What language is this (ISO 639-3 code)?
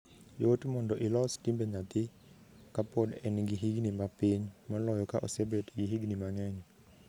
luo